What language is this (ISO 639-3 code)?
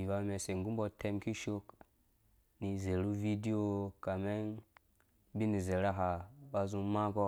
ldb